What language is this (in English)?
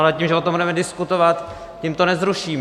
Czech